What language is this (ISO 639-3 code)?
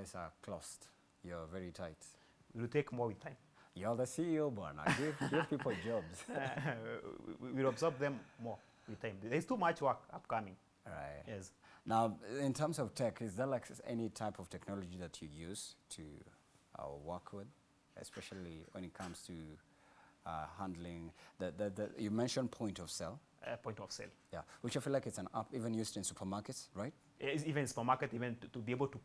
eng